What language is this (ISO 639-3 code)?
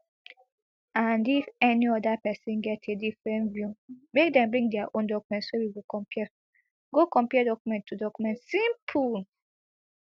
pcm